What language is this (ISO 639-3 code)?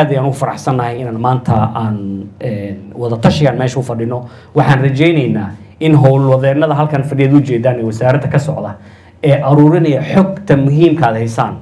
ara